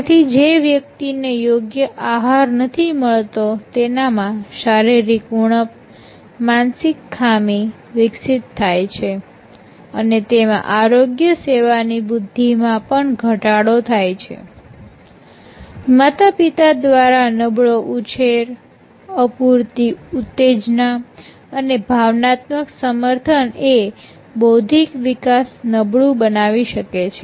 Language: Gujarati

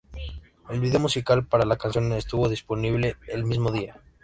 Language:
Spanish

